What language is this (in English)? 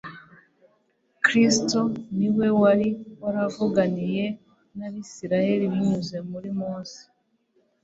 Kinyarwanda